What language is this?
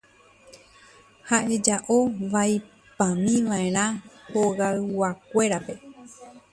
Guarani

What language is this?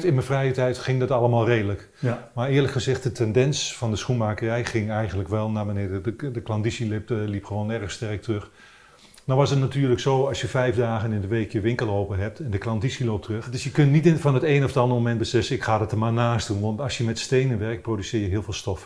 Dutch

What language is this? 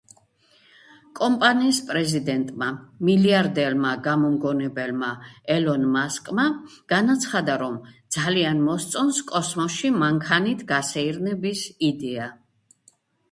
Georgian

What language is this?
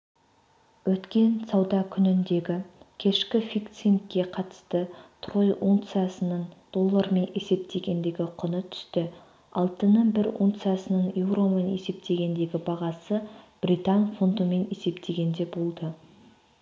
Kazakh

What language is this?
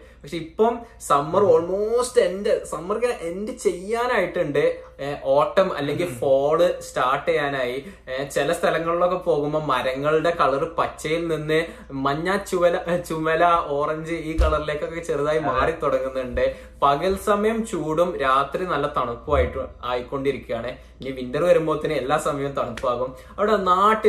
Malayalam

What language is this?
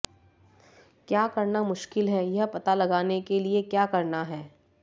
Hindi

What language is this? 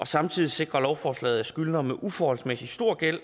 Danish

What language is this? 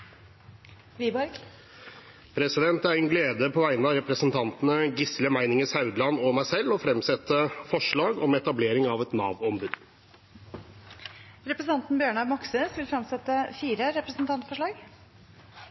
Norwegian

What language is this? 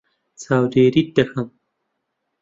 Central Kurdish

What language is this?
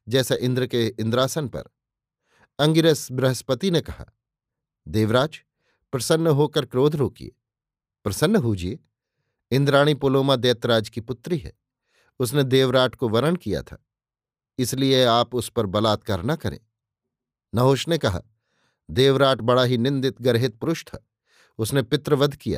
Hindi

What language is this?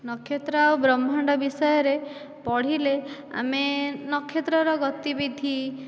Odia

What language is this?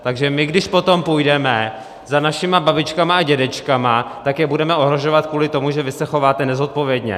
Czech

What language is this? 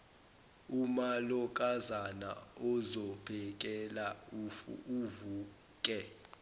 Zulu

